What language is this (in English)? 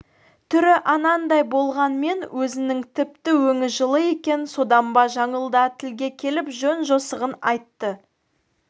Kazakh